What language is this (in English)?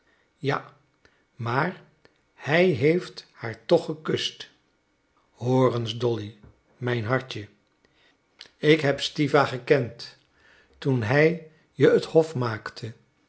Dutch